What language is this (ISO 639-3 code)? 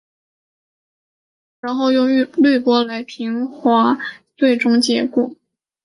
zho